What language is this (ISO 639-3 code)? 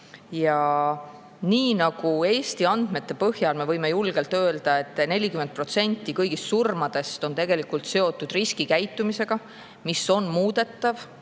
est